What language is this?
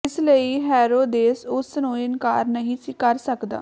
Punjabi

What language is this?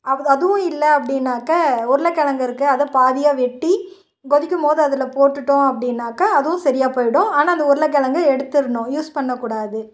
Tamil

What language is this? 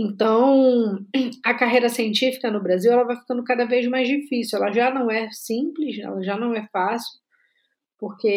Portuguese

